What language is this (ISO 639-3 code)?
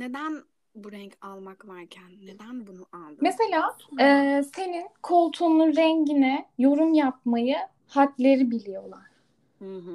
tur